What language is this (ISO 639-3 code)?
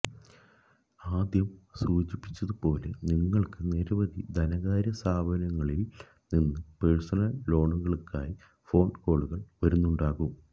mal